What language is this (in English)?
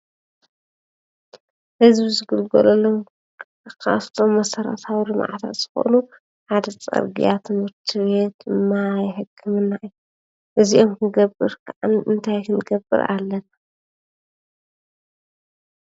Tigrinya